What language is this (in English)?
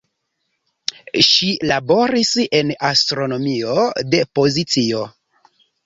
Esperanto